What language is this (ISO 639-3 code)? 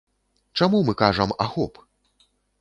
bel